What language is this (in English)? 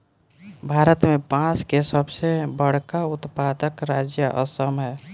Bhojpuri